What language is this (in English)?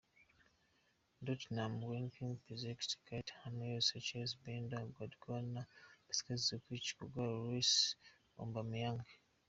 Kinyarwanda